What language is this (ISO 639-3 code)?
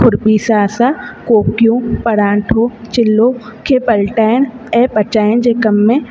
snd